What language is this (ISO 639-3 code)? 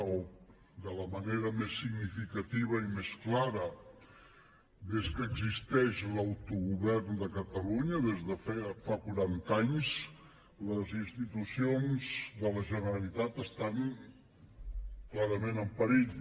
cat